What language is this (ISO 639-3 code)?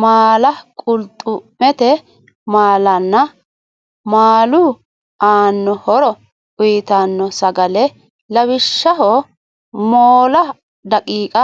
sid